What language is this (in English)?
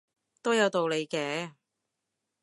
Cantonese